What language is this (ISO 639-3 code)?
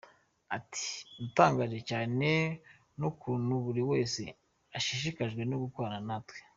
kin